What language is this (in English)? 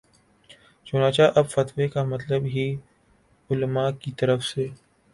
Urdu